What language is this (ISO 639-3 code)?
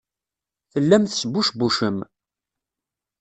kab